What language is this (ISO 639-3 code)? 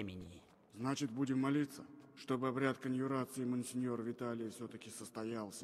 rus